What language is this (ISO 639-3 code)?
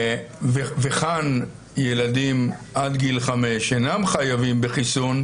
heb